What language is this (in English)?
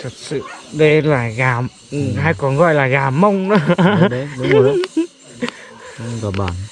Vietnamese